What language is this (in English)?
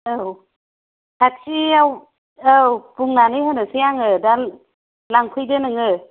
Bodo